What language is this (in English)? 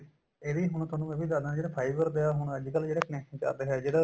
Punjabi